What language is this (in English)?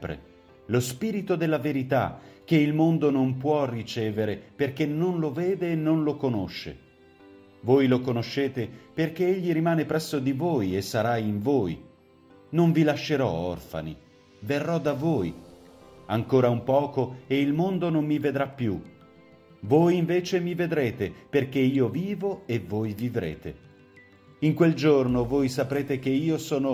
Italian